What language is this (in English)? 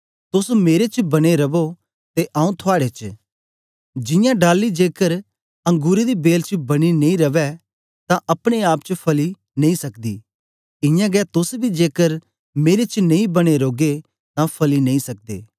Dogri